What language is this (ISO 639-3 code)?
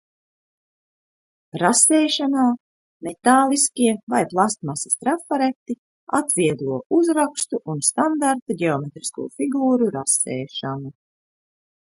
lav